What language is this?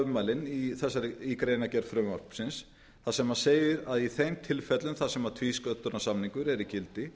Icelandic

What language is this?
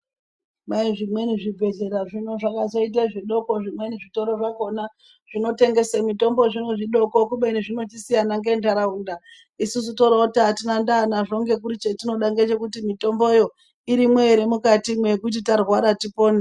Ndau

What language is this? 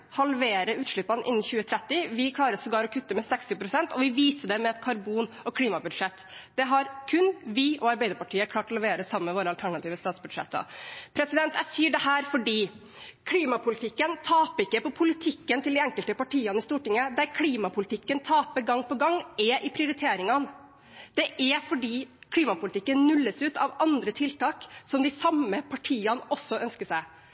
Norwegian Bokmål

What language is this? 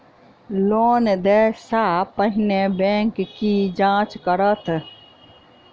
Maithili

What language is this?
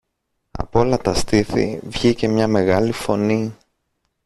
Greek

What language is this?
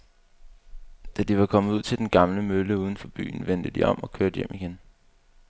Danish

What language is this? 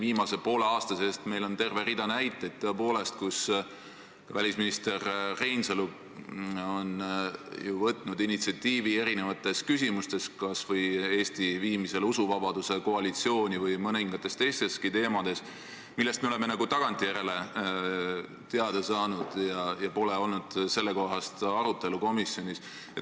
Estonian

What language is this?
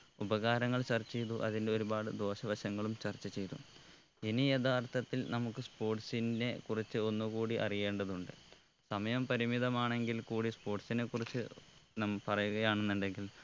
Malayalam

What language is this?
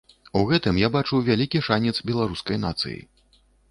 Belarusian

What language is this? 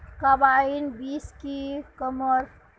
Magahi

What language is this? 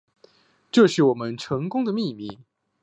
Chinese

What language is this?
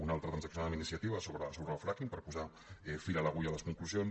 Catalan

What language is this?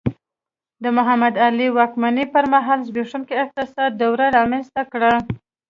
Pashto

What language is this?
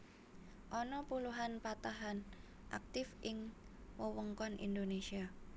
Javanese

